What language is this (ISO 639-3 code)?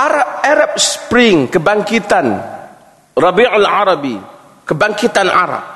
msa